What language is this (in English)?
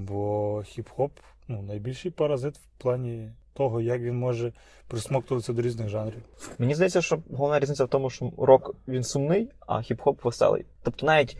Ukrainian